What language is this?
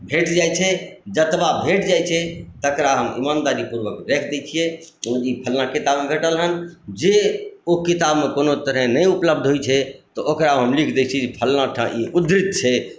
Maithili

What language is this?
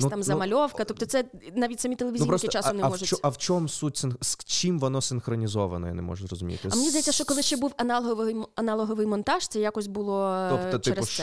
Ukrainian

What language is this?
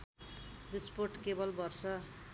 Nepali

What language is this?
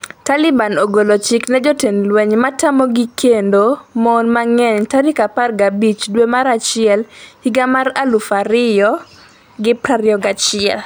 Luo (Kenya and Tanzania)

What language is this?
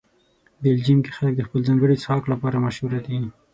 Pashto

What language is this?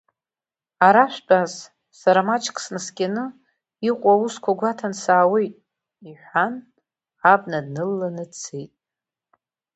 Abkhazian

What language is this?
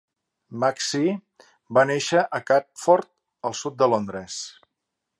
Catalan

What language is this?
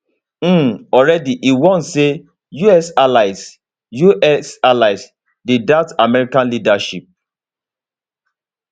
Nigerian Pidgin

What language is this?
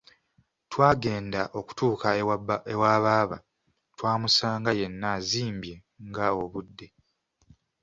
Ganda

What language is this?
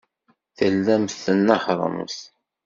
Kabyle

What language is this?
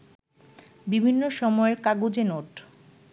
Bangla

